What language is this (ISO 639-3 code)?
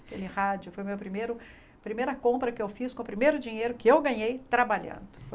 por